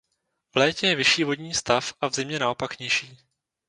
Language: Czech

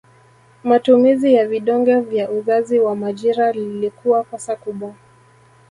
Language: Swahili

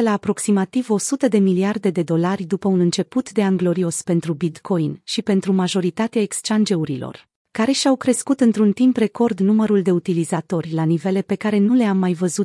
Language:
Romanian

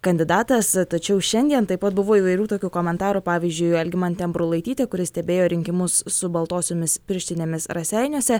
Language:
Lithuanian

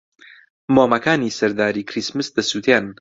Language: Central Kurdish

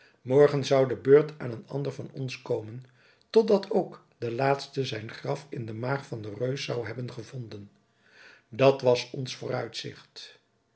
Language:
Dutch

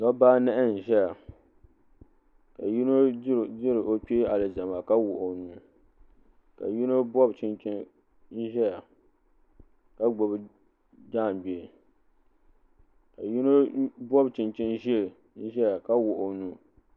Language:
Dagbani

